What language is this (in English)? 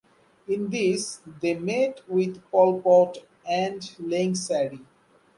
English